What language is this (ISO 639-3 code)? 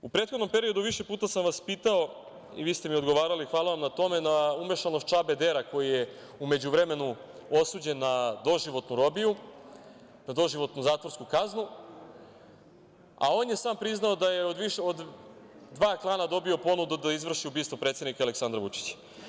srp